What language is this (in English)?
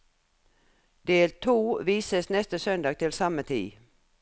Norwegian